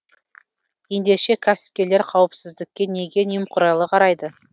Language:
Kazakh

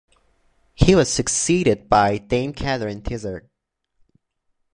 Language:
English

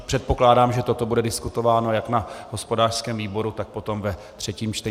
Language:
Czech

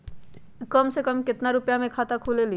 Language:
Magahi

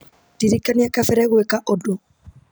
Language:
Kikuyu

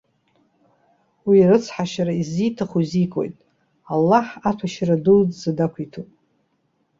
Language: Abkhazian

